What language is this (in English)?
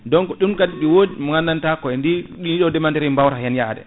Fula